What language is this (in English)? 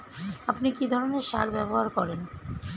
Bangla